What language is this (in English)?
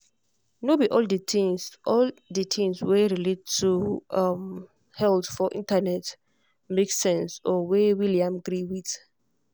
Nigerian Pidgin